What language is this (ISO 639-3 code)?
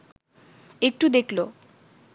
ben